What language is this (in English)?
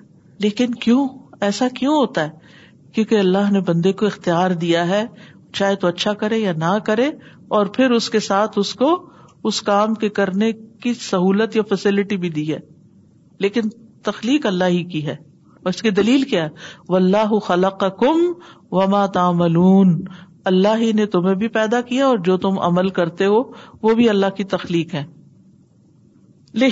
Urdu